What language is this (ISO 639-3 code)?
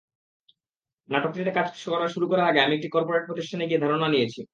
ben